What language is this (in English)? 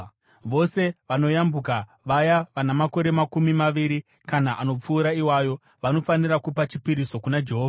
Shona